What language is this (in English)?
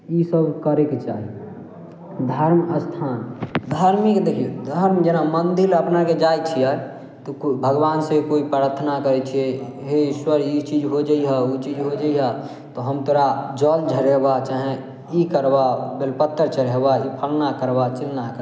Maithili